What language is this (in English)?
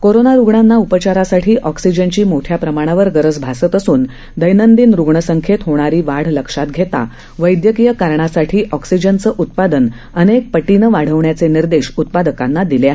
Marathi